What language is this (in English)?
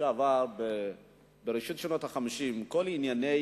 Hebrew